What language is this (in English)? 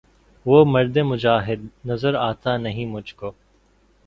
Urdu